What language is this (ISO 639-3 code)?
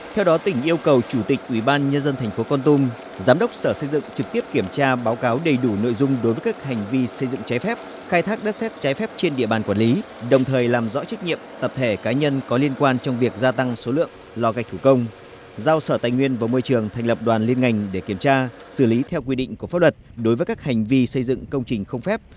vie